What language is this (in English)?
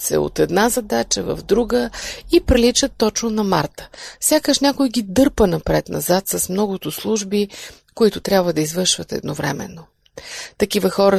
Bulgarian